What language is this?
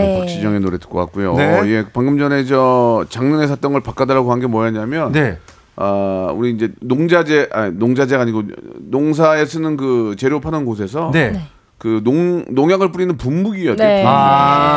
Korean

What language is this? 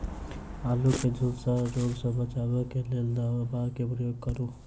Maithili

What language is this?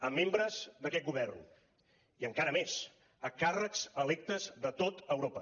Catalan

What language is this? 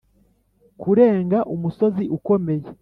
Kinyarwanda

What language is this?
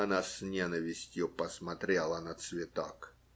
Russian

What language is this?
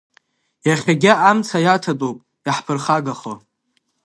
Abkhazian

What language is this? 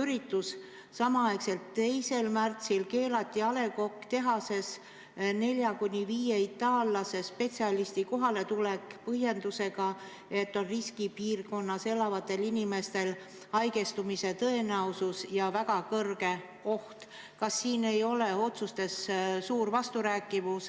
Estonian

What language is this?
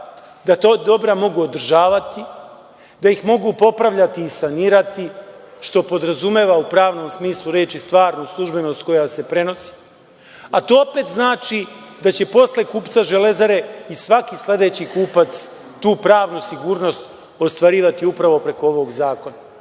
Serbian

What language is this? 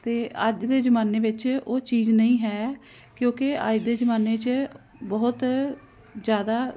Punjabi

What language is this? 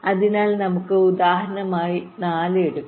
Malayalam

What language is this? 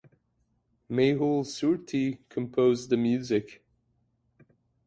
English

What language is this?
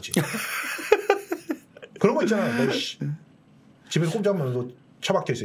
Korean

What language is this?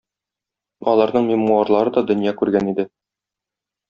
Tatar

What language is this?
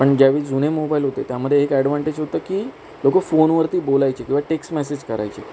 Marathi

